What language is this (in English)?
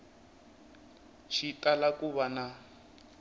Tsonga